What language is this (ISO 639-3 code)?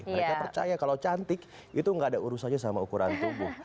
ind